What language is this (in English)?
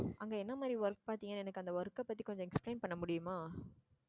Tamil